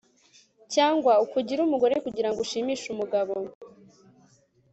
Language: Kinyarwanda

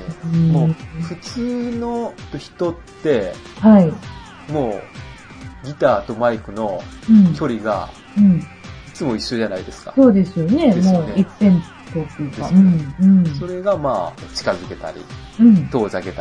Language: Japanese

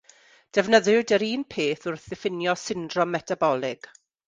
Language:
Welsh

